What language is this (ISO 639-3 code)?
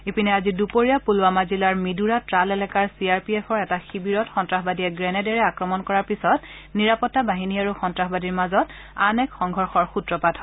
asm